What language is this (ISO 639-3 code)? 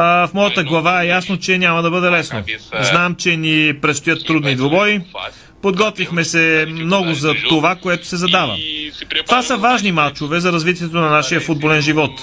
bul